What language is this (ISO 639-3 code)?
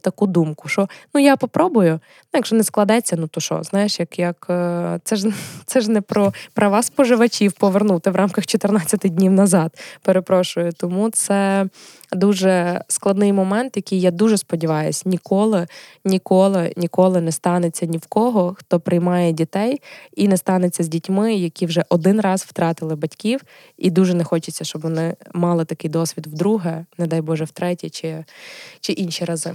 ukr